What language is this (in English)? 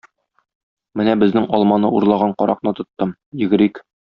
Tatar